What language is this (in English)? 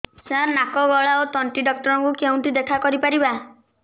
Odia